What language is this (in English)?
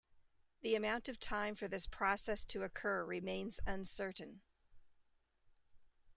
English